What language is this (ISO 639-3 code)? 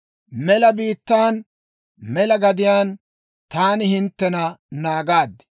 dwr